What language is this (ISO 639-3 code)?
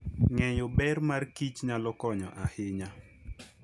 luo